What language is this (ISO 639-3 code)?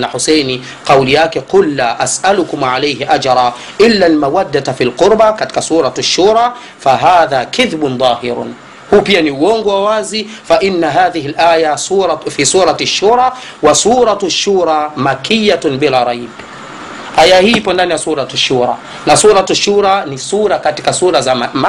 swa